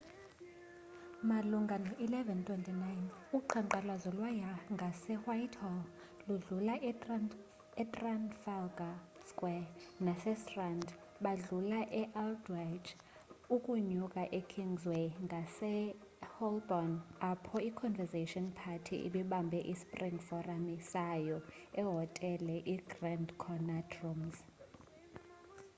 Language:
Xhosa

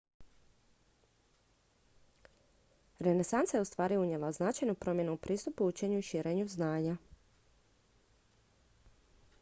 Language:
Croatian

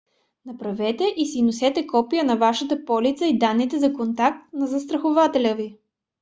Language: Bulgarian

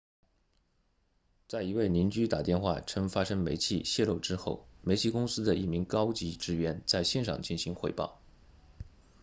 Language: Chinese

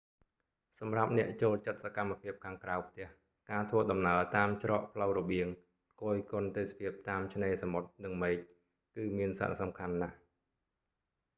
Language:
Khmer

